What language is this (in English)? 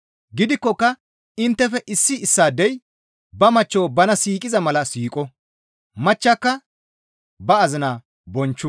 Gamo